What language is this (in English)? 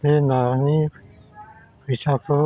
Bodo